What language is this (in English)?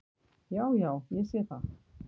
Icelandic